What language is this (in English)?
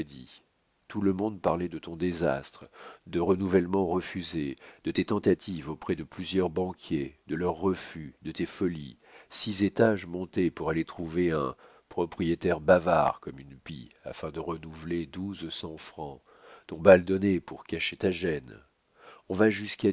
French